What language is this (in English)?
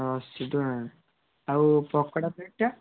Odia